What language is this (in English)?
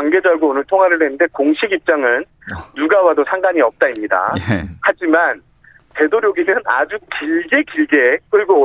Korean